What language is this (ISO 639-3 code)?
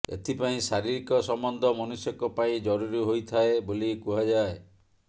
ori